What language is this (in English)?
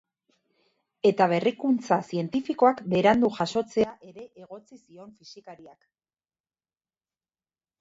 Basque